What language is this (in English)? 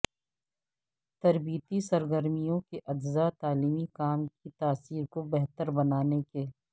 Urdu